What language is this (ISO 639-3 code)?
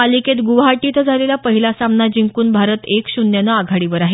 mar